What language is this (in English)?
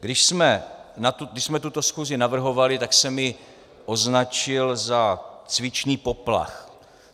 Czech